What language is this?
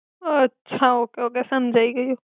Gujarati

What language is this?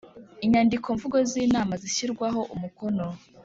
Kinyarwanda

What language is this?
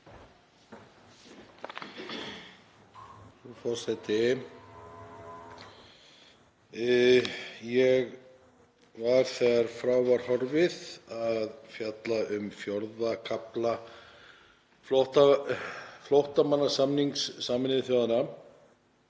Icelandic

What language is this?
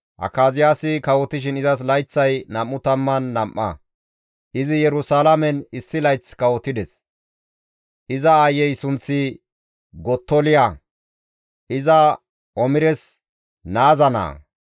Gamo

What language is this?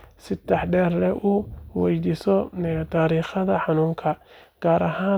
Somali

